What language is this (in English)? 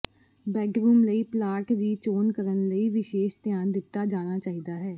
Punjabi